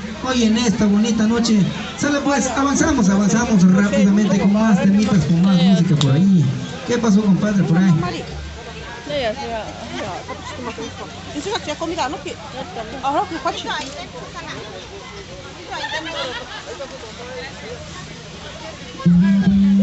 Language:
Spanish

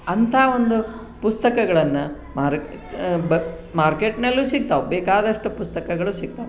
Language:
Kannada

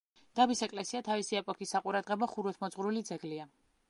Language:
Georgian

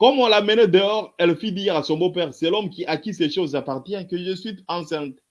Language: French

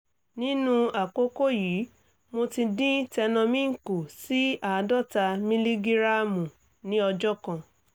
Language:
Yoruba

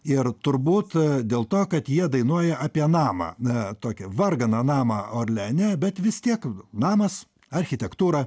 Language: Lithuanian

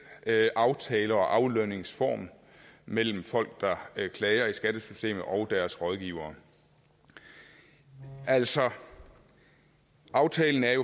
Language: Danish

